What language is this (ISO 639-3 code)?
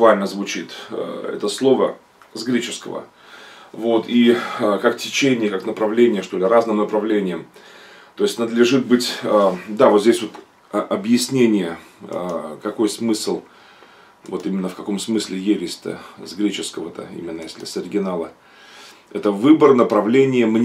rus